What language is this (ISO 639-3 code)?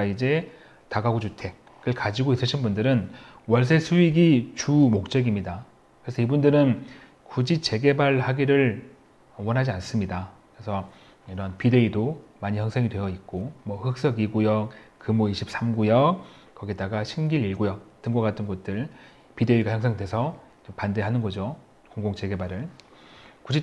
kor